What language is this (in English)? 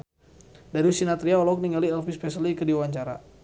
Sundanese